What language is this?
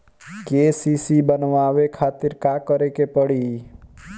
Bhojpuri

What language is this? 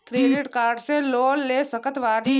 Bhojpuri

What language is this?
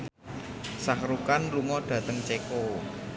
Javanese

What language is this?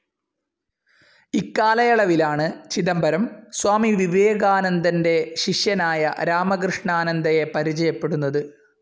Malayalam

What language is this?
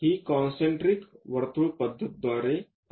Marathi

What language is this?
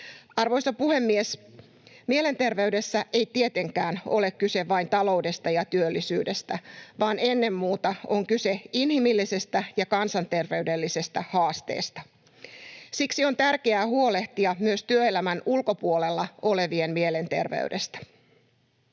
Finnish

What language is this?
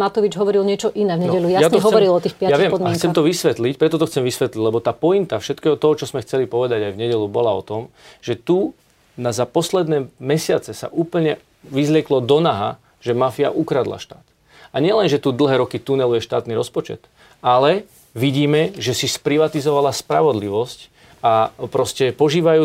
Slovak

